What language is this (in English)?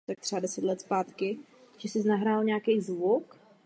Czech